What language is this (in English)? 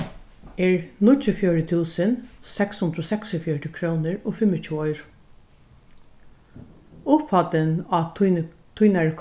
Faroese